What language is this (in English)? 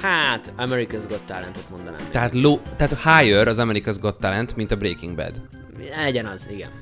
Hungarian